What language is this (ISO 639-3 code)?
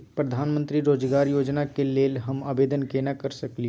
mai